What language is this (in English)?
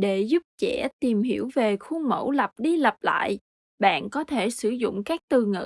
Vietnamese